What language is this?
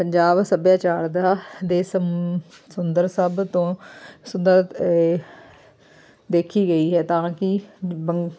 Punjabi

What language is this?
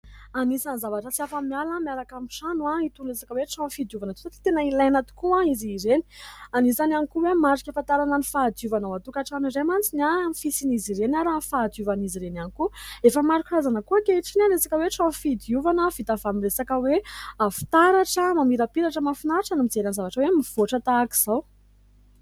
Malagasy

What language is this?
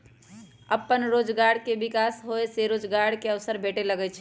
Magahi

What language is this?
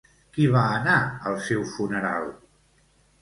Catalan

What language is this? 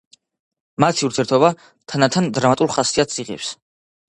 Georgian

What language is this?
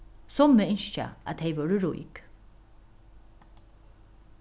Faroese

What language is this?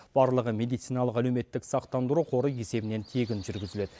Kazakh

